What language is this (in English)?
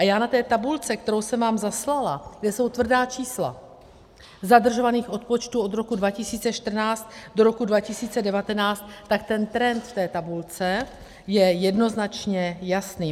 Czech